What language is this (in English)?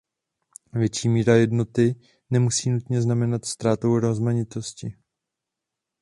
Czech